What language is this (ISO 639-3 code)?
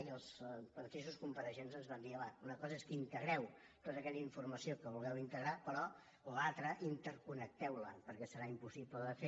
cat